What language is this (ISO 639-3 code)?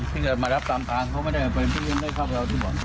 tha